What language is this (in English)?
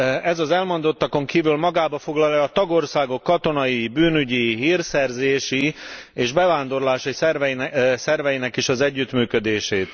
Hungarian